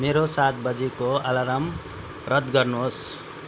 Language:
Nepali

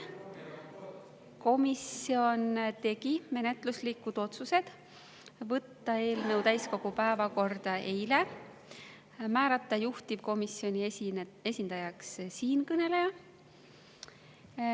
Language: Estonian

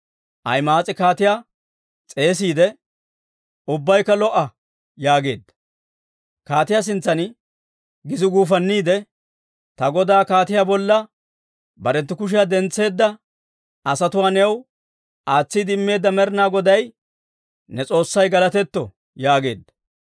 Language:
Dawro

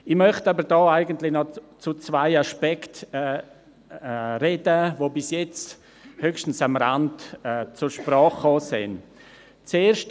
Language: Swiss German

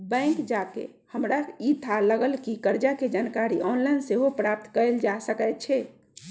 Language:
Magahi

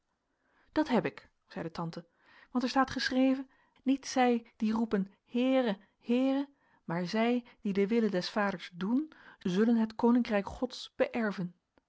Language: Dutch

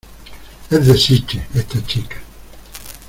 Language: Spanish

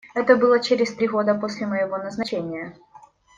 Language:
Russian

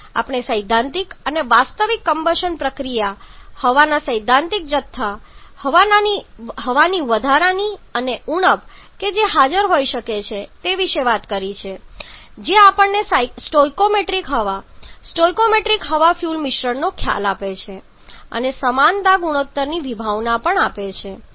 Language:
Gujarati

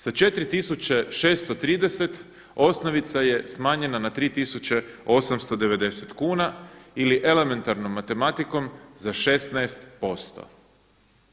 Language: Croatian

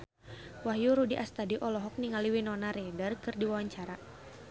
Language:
Sundanese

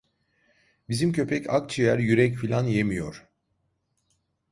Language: Turkish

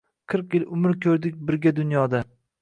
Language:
Uzbek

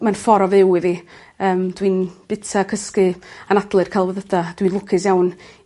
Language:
Welsh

